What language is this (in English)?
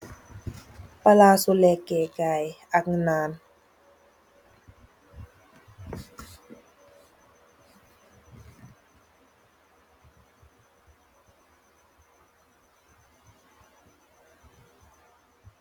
Wolof